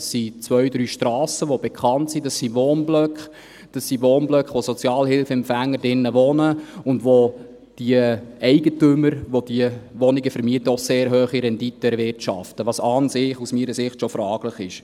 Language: Swiss German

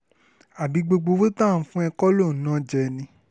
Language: Yoruba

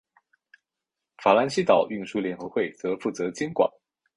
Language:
Chinese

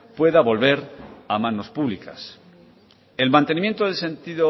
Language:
Spanish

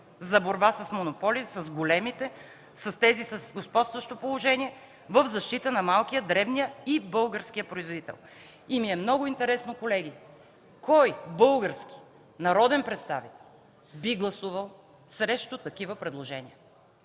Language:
Bulgarian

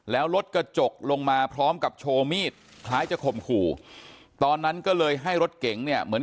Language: Thai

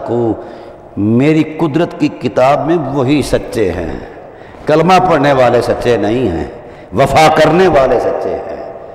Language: Hindi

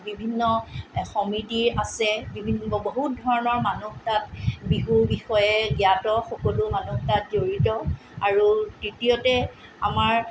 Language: Assamese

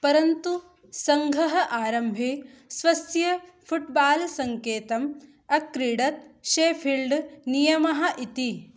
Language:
Sanskrit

